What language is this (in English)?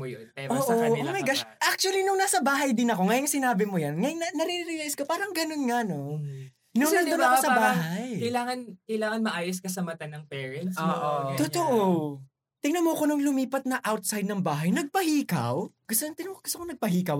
Filipino